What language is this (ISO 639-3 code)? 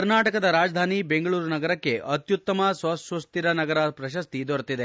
kan